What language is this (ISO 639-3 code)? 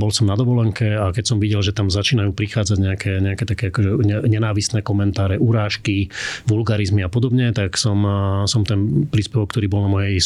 slk